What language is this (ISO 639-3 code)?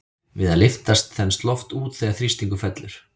isl